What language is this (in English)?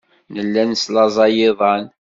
Kabyle